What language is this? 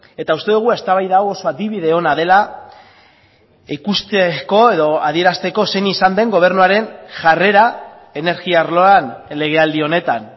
Basque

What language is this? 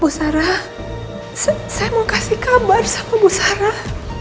Indonesian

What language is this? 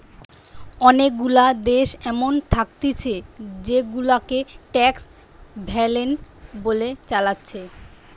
Bangla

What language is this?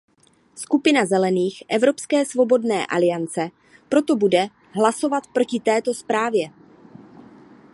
Czech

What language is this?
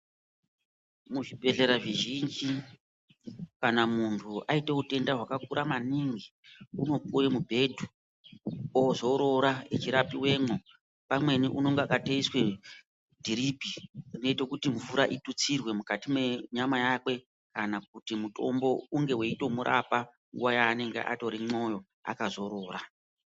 Ndau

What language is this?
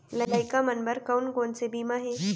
Chhattisgarhi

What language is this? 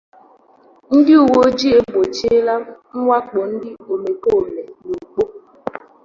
Igbo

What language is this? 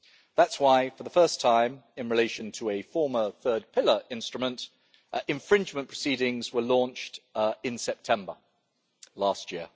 English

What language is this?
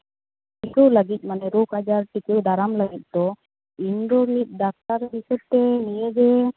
Santali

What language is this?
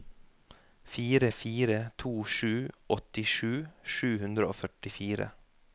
Norwegian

